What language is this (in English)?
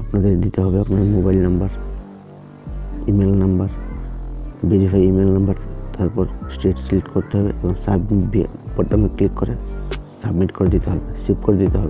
Romanian